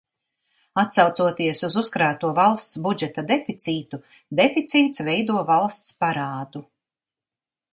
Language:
Latvian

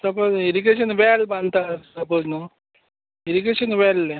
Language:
Konkani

